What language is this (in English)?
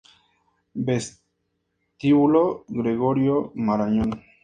Spanish